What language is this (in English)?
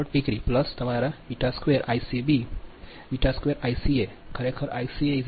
Gujarati